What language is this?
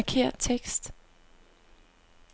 Danish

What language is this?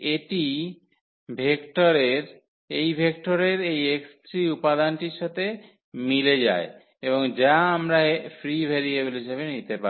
Bangla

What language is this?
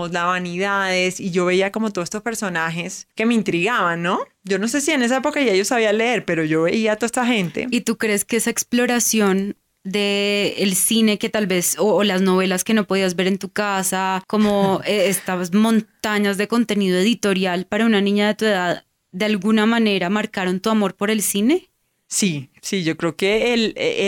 Spanish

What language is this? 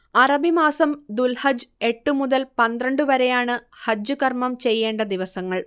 Malayalam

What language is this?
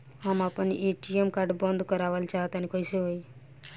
Bhojpuri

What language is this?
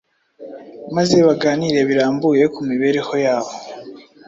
Kinyarwanda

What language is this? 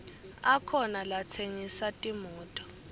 Swati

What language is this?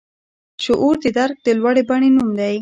Pashto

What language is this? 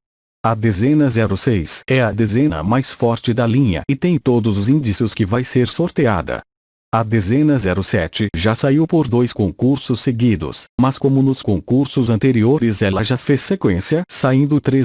Portuguese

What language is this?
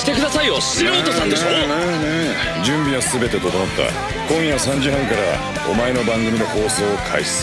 Japanese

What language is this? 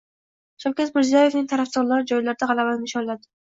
Uzbek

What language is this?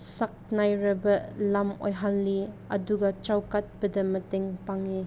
Manipuri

